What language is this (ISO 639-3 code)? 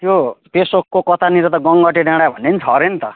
nep